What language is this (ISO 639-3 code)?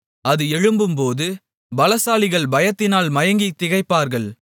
tam